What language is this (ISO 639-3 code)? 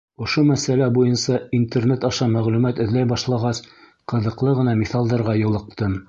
bak